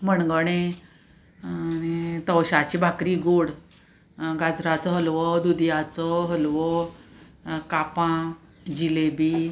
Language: Konkani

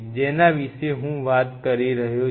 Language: Gujarati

